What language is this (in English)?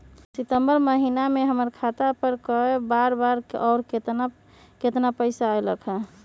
Magahi